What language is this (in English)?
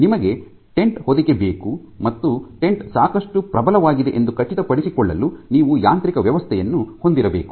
Kannada